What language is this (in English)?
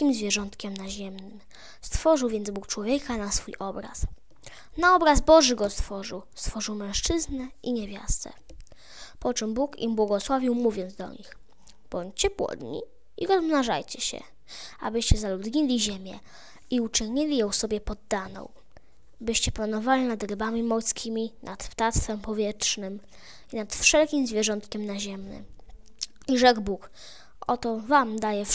Polish